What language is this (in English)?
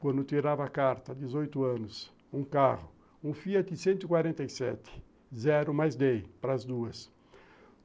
Portuguese